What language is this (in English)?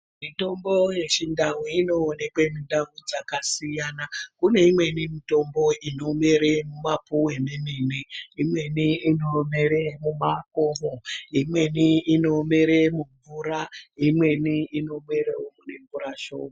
Ndau